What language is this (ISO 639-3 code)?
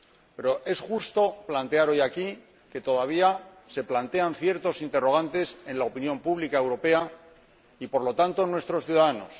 spa